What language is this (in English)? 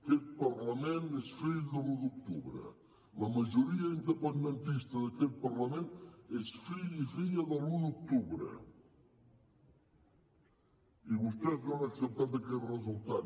Catalan